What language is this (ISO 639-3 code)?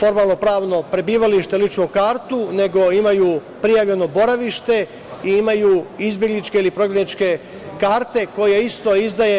srp